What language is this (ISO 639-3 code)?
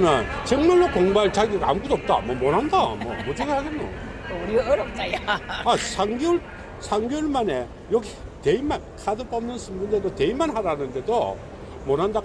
kor